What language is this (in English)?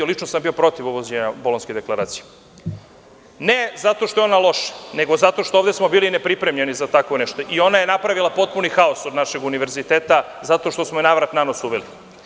Serbian